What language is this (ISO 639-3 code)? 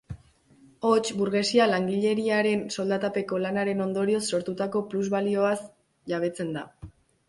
eus